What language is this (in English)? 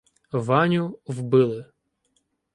Ukrainian